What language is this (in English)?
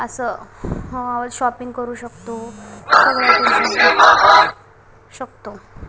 Marathi